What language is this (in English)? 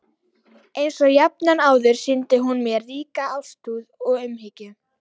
Icelandic